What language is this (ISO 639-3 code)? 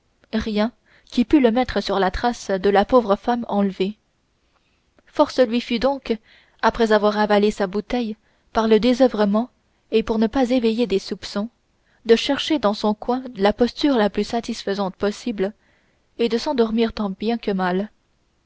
fra